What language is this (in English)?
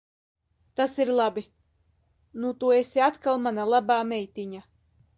Latvian